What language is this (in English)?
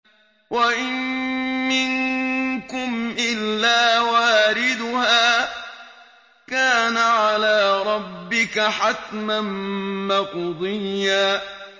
Arabic